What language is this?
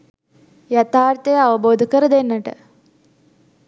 Sinhala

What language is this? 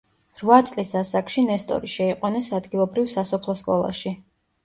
Georgian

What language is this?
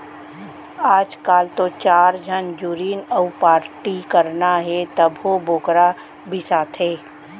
Chhattisgarhi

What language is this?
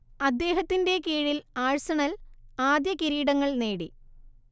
Malayalam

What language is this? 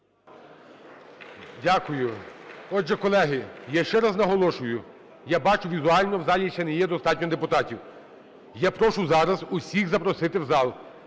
Ukrainian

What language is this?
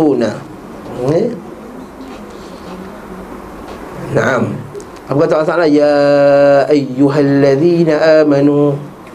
Malay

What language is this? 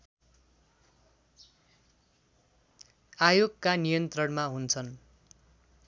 Nepali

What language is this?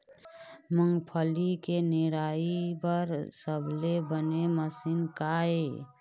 Chhattisgarhi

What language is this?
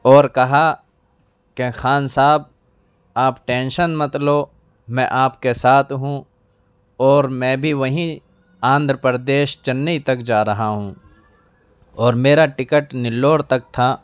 Urdu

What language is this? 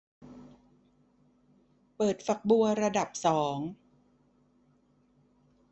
Thai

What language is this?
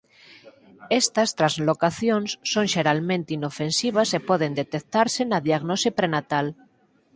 Galician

